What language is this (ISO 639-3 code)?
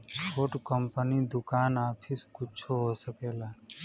bho